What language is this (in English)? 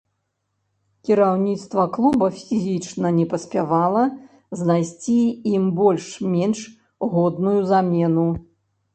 Belarusian